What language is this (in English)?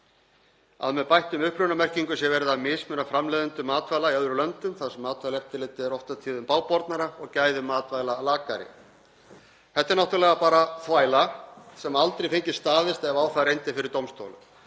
Icelandic